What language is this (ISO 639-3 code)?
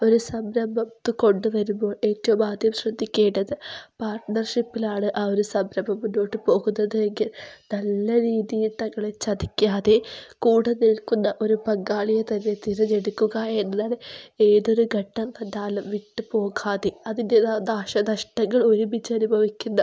mal